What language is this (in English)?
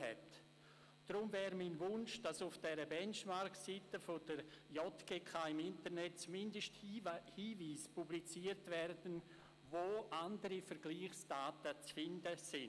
Swiss German